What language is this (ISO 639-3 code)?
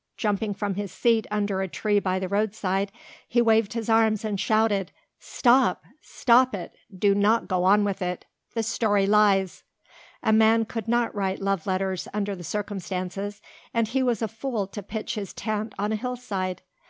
eng